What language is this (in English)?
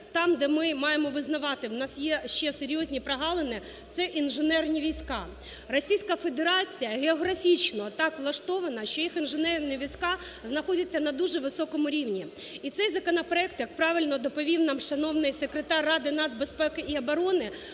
Ukrainian